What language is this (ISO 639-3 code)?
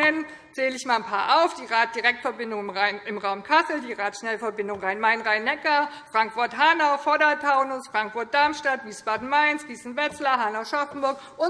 deu